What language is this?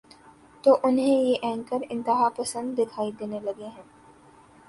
Urdu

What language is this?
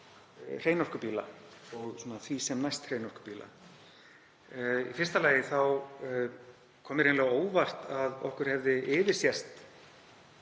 Icelandic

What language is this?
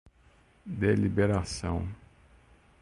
Portuguese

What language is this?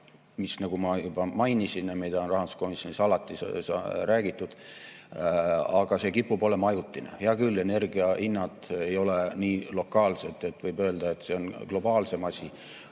Estonian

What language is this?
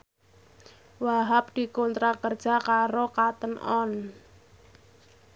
Javanese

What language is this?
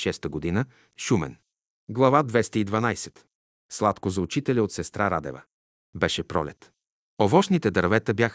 Bulgarian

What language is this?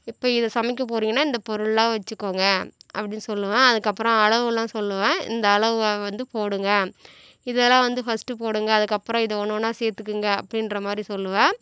Tamil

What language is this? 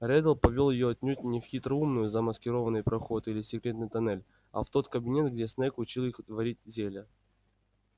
Russian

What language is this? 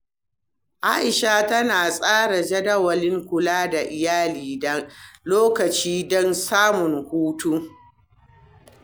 Hausa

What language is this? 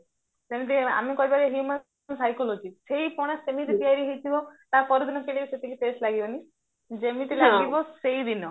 Odia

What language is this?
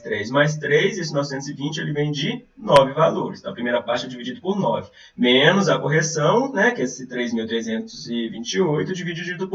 Portuguese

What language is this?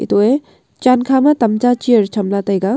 Wancho Naga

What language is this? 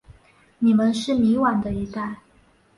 Chinese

